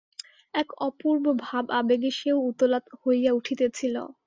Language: Bangla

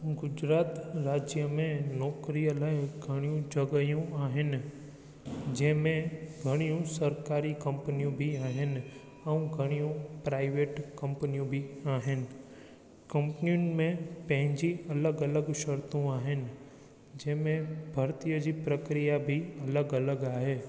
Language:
Sindhi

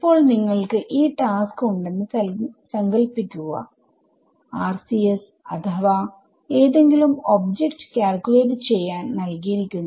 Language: Malayalam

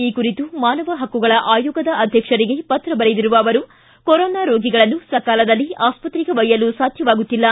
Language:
Kannada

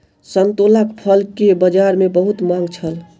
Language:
Maithili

